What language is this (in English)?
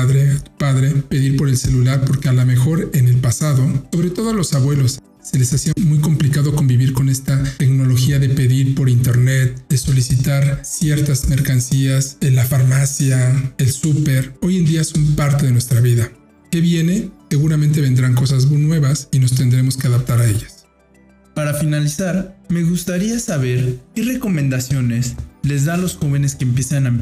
Spanish